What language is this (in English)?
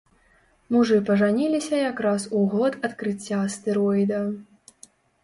Belarusian